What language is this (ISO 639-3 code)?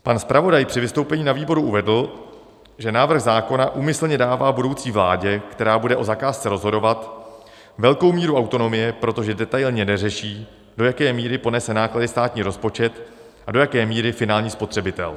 ces